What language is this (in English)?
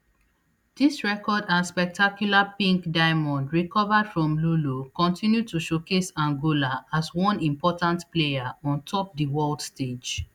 Nigerian Pidgin